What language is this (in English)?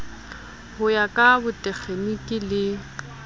Southern Sotho